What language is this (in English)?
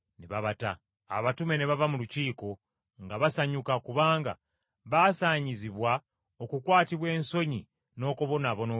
Ganda